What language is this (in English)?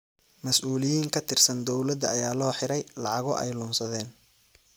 Somali